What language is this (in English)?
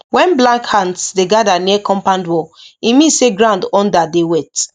Nigerian Pidgin